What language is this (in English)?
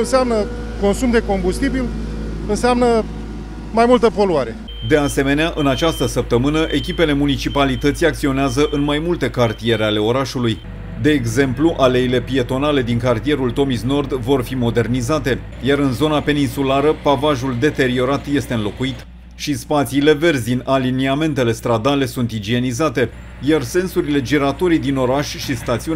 Romanian